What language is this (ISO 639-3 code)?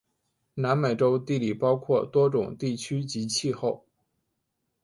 zho